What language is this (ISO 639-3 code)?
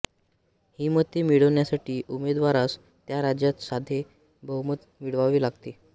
mar